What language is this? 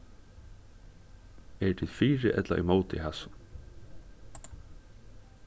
Faroese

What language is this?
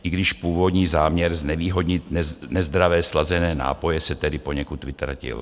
Czech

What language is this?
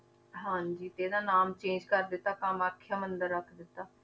Punjabi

